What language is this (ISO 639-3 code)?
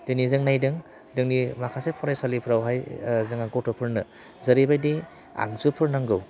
brx